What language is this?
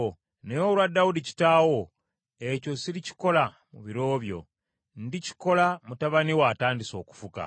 Ganda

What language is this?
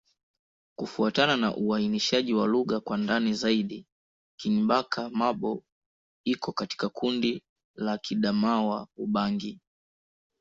Swahili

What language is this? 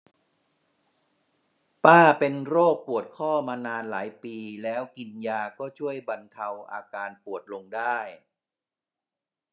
Thai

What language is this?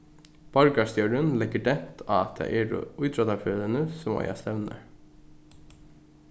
Faroese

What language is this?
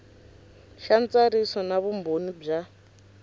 Tsonga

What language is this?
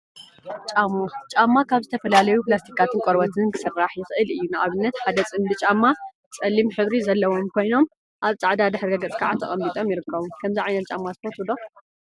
Tigrinya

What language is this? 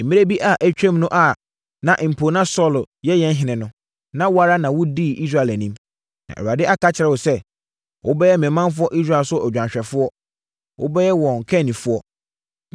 Akan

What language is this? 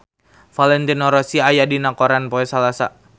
Sundanese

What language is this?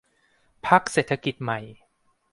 Thai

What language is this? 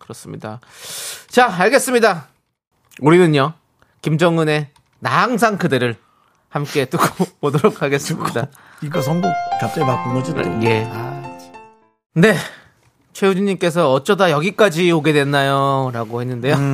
Korean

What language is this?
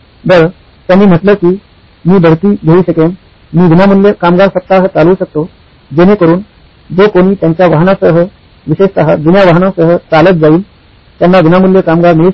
Marathi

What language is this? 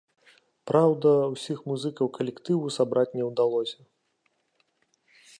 Belarusian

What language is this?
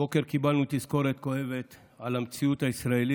Hebrew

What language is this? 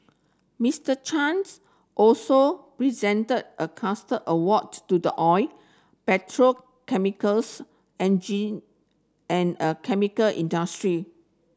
English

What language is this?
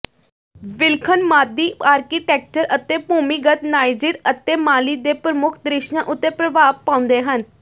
Punjabi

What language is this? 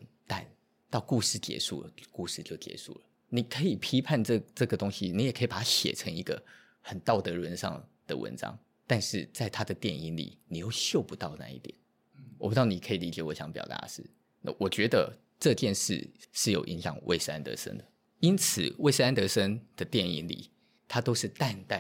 Chinese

